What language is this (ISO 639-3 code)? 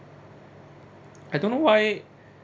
eng